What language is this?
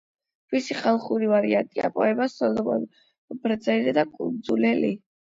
Georgian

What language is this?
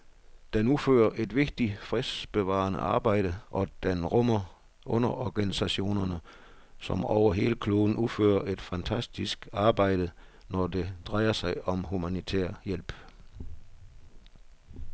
Danish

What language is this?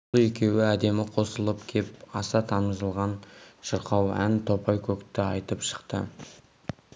Kazakh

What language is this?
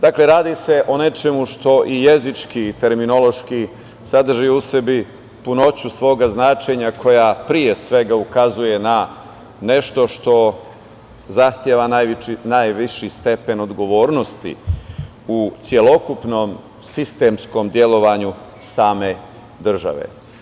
Serbian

